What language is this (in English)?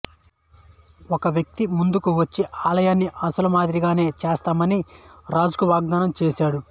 Telugu